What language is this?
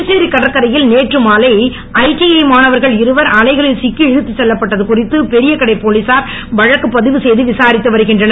Tamil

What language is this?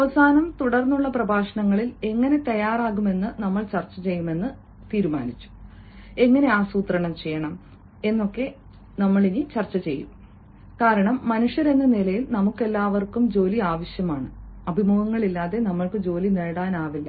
Malayalam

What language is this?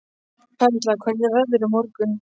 Icelandic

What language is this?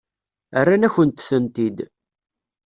Kabyle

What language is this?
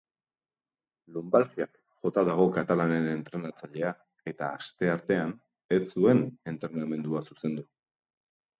Basque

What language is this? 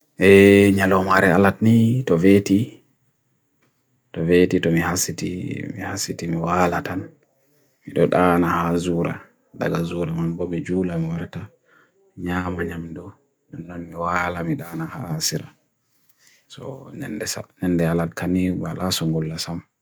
Bagirmi Fulfulde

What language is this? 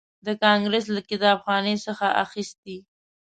Pashto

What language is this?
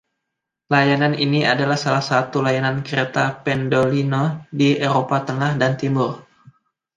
Indonesian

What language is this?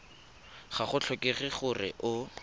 Tswana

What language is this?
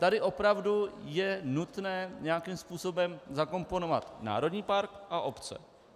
Czech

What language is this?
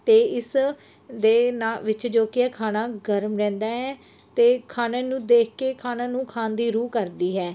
Punjabi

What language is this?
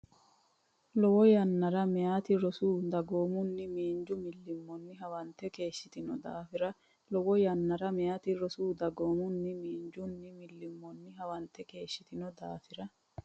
Sidamo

